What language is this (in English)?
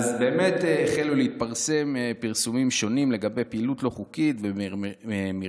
Hebrew